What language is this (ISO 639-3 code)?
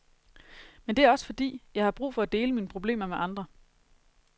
dan